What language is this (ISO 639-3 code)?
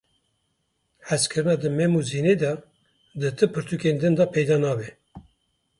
kur